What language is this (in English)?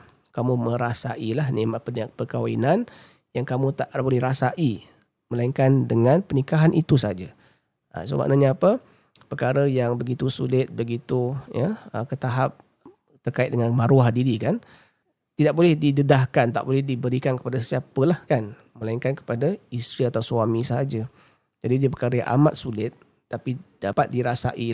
Malay